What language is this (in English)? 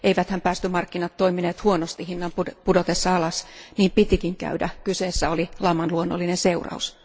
Finnish